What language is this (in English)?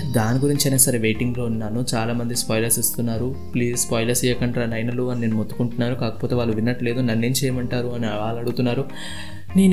Telugu